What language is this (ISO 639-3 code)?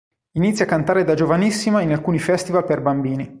ita